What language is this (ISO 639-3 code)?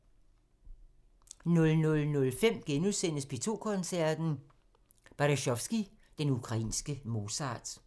dan